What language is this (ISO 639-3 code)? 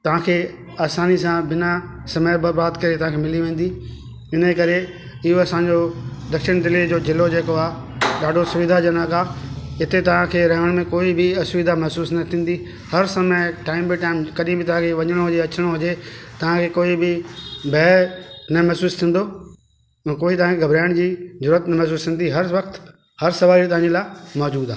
snd